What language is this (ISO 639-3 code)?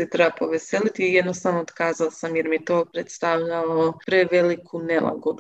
hrv